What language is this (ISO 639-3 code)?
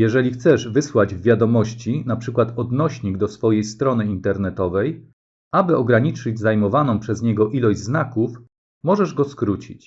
pol